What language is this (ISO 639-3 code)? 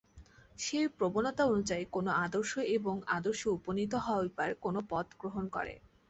ben